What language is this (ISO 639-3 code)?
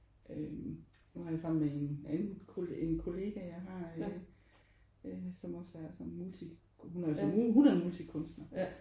dan